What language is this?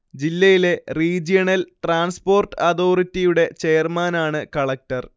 Malayalam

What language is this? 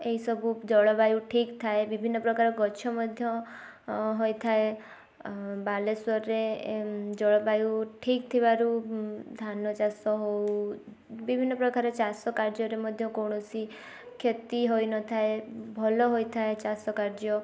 Odia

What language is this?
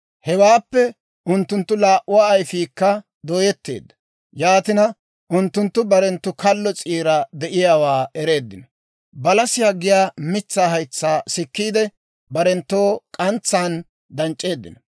Dawro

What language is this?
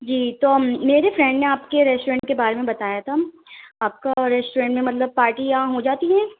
Urdu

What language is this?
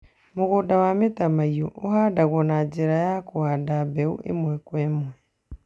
Kikuyu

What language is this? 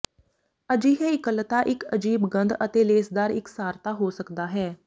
Punjabi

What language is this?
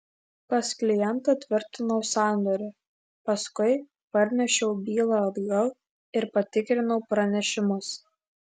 Lithuanian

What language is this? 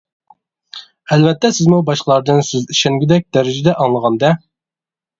Uyghur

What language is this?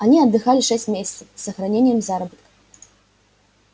Russian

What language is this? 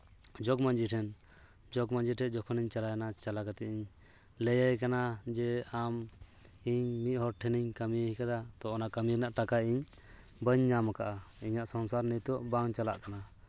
Santali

